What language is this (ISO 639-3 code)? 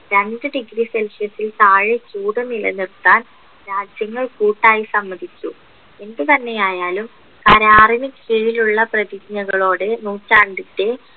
mal